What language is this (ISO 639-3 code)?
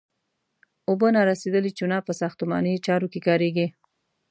pus